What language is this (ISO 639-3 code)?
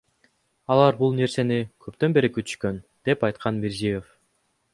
kir